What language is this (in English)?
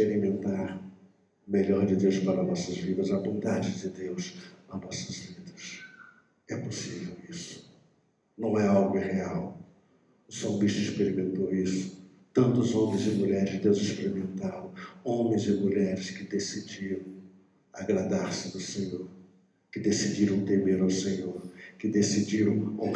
Portuguese